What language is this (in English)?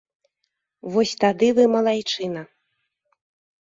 Belarusian